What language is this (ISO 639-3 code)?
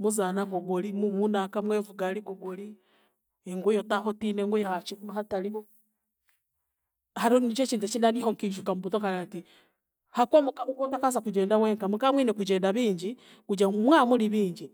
cgg